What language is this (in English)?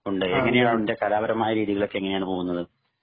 Malayalam